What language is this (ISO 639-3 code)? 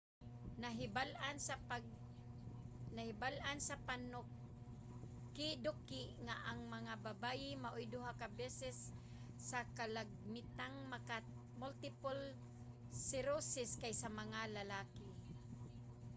ceb